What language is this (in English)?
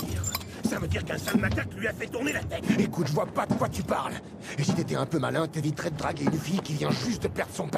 French